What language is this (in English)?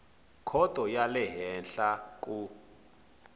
Tsonga